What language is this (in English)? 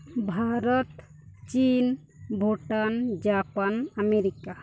Santali